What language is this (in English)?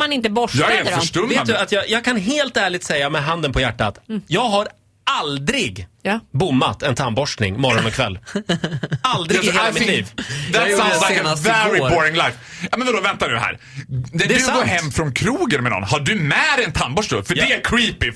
Swedish